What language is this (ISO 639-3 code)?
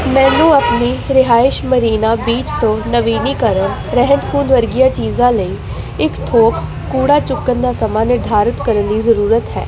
pan